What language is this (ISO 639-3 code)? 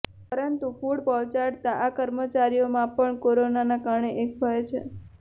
guj